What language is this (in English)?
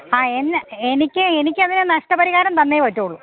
Malayalam